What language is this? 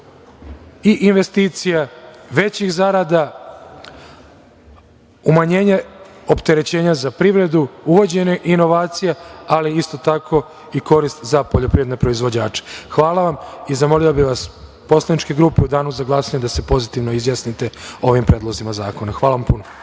Serbian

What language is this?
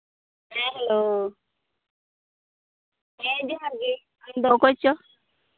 Santali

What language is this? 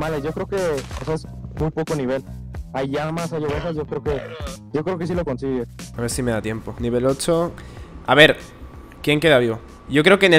Spanish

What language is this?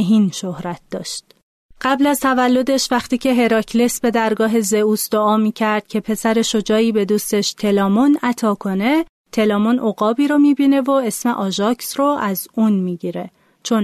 Persian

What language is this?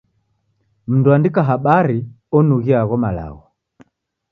Taita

